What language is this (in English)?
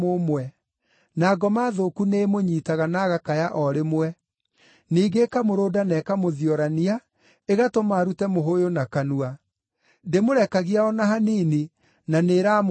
Kikuyu